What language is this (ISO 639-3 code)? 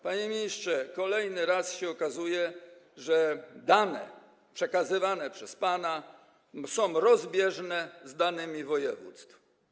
pol